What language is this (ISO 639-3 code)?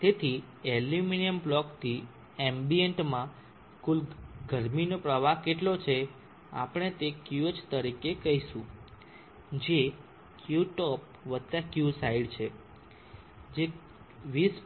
guj